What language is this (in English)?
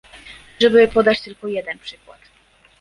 Polish